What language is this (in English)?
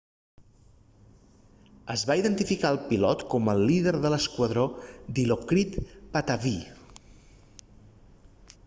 Catalan